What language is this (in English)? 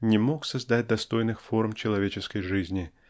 Russian